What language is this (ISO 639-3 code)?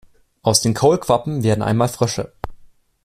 deu